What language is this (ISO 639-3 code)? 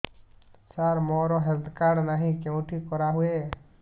ori